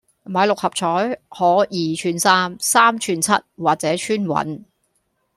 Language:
Cantonese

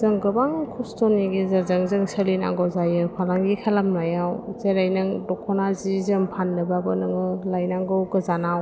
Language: Bodo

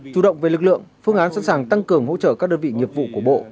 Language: Vietnamese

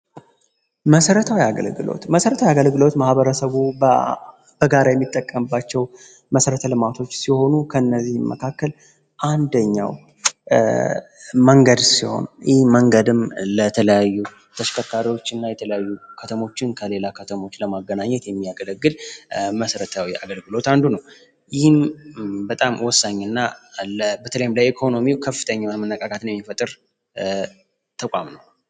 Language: Amharic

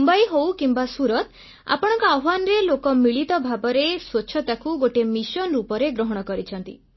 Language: Odia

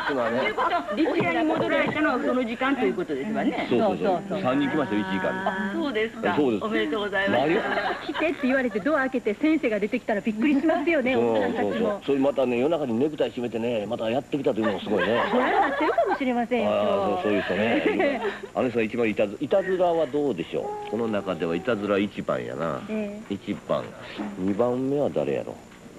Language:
Japanese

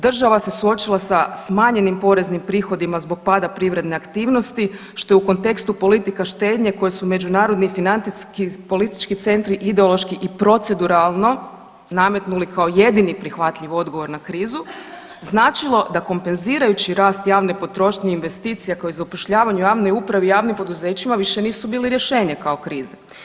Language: Croatian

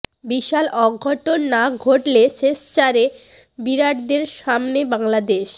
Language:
Bangla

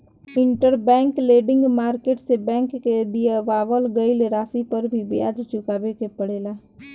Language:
Bhojpuri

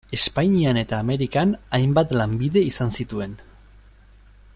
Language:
Basque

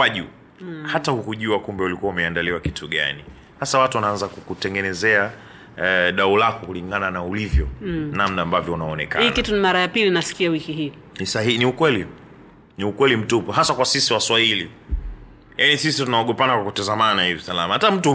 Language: Swahili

